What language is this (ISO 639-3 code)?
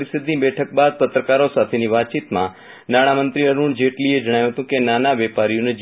guj